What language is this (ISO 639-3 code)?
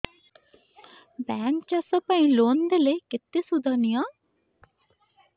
ori